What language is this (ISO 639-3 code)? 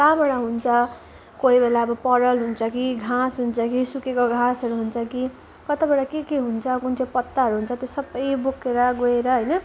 nep